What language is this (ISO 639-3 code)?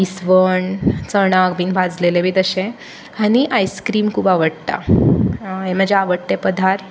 kok